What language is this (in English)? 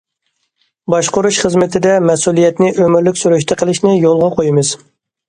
Uyghur